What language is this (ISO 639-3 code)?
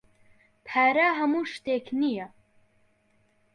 ckb